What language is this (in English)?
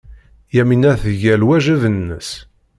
Kabyle